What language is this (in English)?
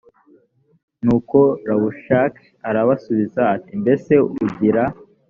Kinyarwanda